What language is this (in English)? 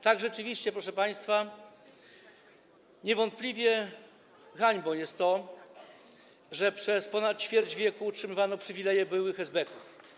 Polish